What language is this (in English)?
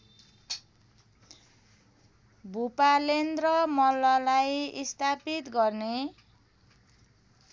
Nepali